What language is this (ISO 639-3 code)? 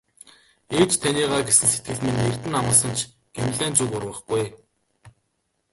mon